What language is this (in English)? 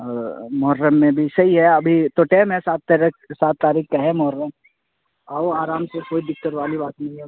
Urdu